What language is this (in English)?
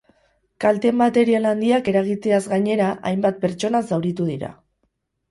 Basque